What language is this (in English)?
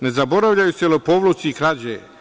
Serbian